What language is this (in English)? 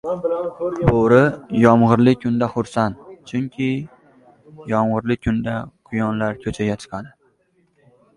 Uzbek